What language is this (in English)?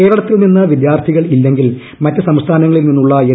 Malayalam